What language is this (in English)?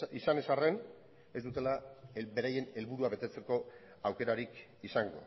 Basque